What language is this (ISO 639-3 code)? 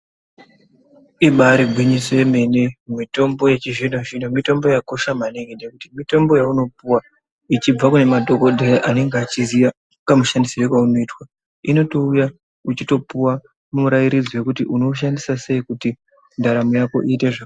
ndc